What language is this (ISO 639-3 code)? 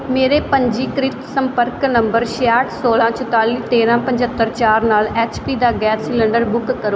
pan